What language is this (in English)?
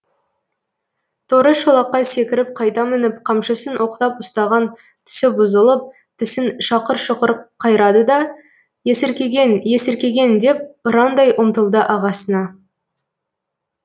Kazakh